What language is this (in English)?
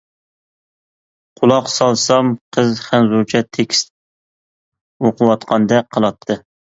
Uyghur